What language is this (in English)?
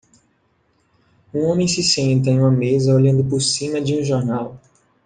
Portuguese